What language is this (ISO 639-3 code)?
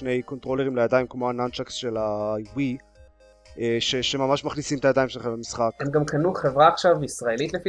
heb